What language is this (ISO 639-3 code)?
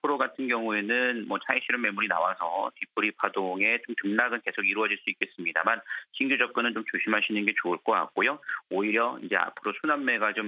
kor